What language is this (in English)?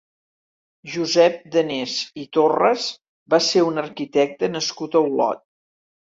Catalan